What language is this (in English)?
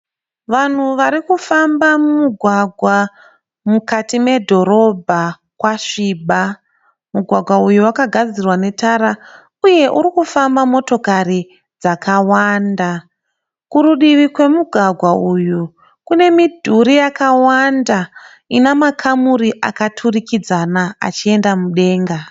Shona